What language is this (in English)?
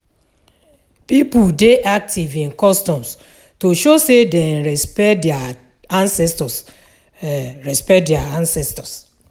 Nigerian Pidgin